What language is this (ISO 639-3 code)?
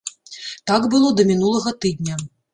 bel